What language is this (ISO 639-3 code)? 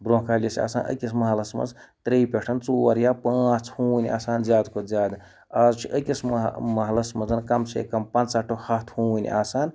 kas